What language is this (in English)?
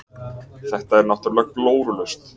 Icelandic